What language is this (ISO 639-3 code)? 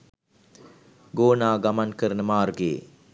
sin